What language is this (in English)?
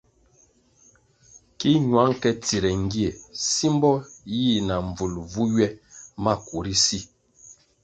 Kwasio